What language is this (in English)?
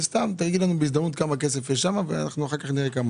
Hebrew